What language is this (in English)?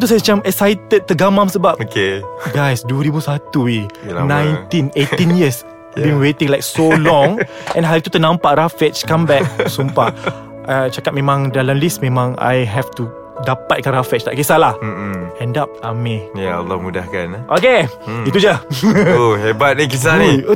Malay